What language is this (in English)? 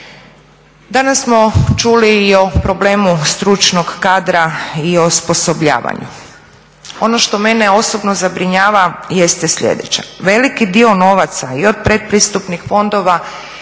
Croatian